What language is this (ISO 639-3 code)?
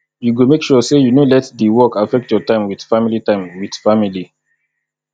pcm